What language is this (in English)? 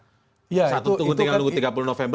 Indonesian